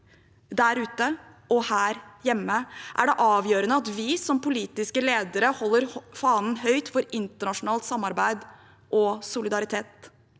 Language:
Norwegian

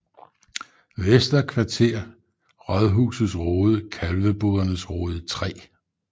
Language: Danish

